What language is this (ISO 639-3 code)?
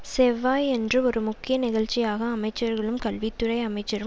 tam